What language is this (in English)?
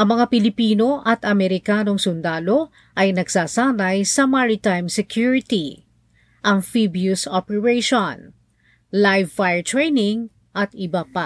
Filipino